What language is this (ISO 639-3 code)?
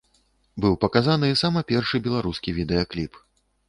bel